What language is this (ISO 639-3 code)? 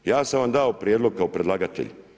hrv